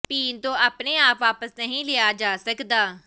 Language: Punjabi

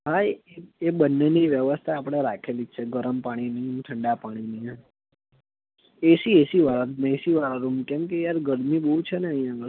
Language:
Gujarati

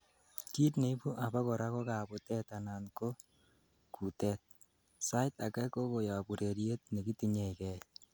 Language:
Kalenjin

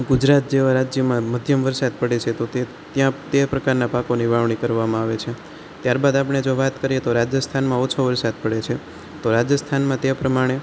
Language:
Gujarati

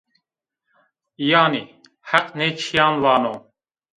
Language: Zaza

